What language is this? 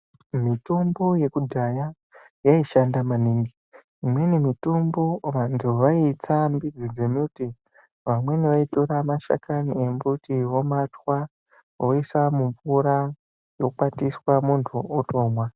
Ndau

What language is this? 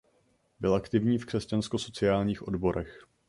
Czech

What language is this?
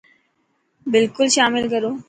Dhatki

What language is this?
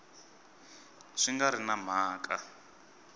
Tsonga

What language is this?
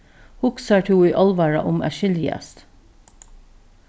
Faroese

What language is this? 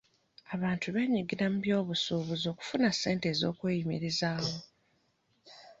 Ganda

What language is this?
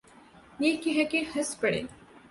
Urdu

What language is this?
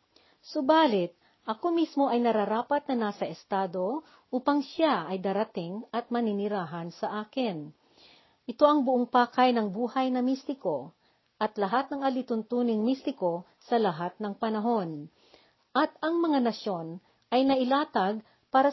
Filipino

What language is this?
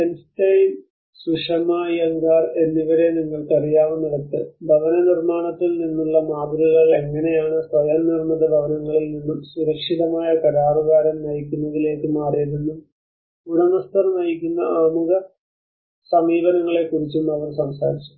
Malayalam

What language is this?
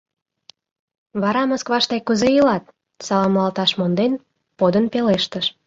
Mari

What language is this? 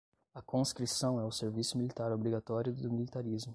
Portuguese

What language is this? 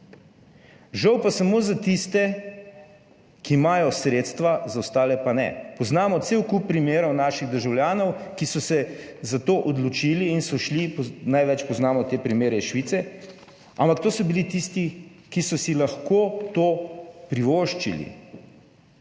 Slovenian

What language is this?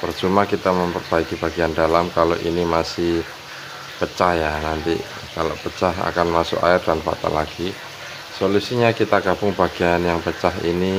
Indonesian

